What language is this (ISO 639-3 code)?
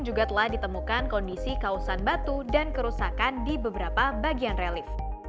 ind